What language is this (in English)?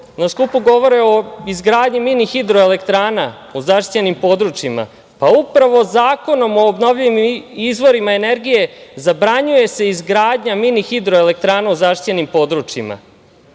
Serbian